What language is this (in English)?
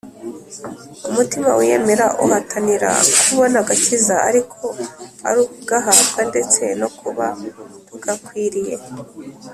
Kinyarwanda